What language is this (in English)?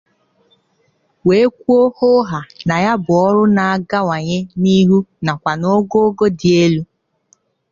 Igbo